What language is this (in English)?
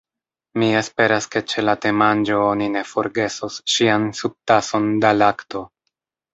Esperanto